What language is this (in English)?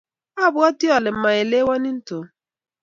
Kalenjin